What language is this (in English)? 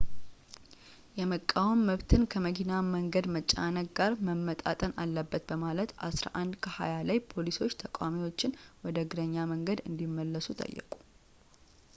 Amharic